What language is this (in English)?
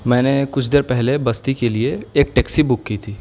Urdu